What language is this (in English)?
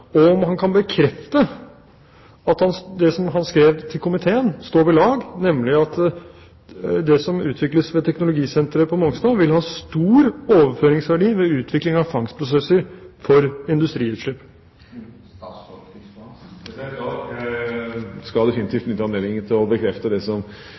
Norwegian Bokmål